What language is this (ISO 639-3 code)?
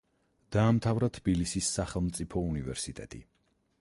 kat